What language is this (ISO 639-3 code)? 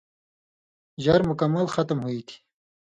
mvy